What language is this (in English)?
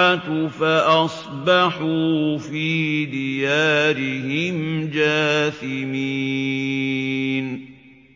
Arabic